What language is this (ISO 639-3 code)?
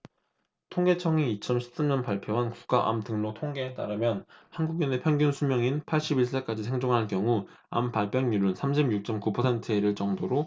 kor